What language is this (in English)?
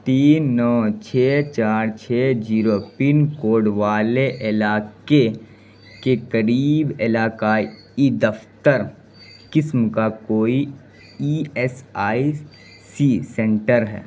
Urdu